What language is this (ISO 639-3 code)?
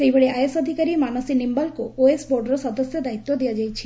ori